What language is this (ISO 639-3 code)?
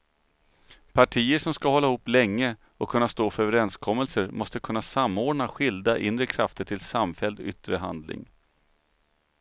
swe